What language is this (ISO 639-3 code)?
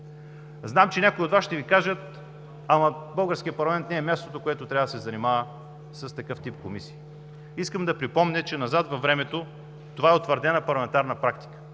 bul